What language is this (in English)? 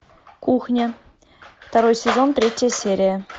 Russian